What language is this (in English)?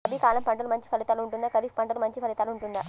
Telugu